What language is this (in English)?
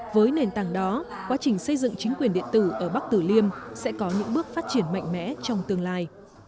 Vietnamese